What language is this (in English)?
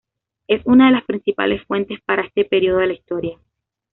Spanish